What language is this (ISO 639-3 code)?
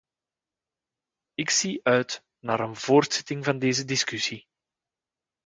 nld